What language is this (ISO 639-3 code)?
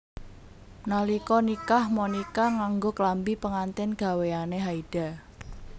jav